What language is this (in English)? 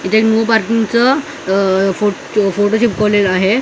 Marathi